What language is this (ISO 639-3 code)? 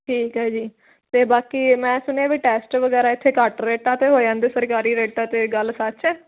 pan